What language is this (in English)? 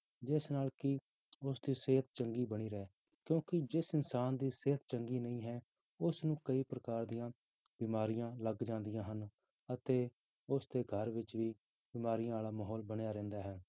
Punjabi